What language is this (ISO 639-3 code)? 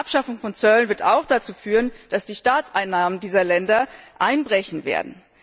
deu